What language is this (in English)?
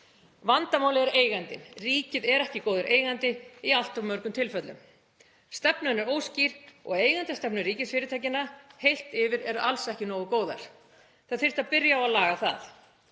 Icelandic